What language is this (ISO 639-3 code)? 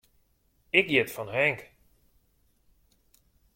fry